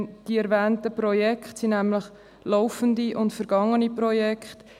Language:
Swiss German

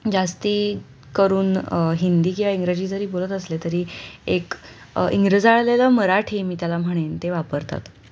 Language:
Marathi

